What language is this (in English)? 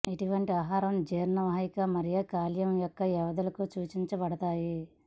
Telugu